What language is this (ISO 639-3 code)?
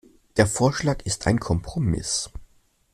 deu